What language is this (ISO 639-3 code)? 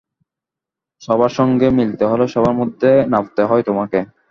ben